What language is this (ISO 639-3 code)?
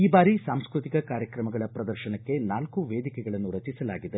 kan